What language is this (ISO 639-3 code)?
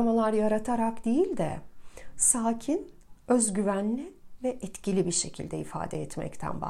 tur